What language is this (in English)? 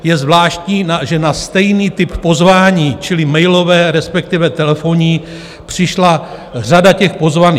Czech